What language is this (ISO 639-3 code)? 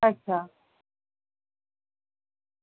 doi